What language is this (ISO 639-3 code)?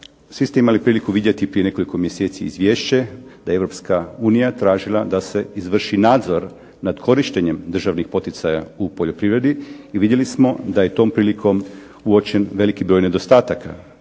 hrv